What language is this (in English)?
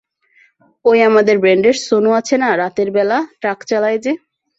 Bangla